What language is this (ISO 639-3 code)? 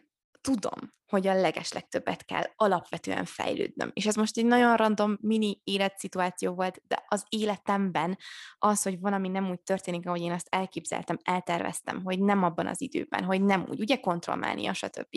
hun